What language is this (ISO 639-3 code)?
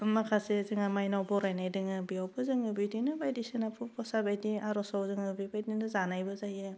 brx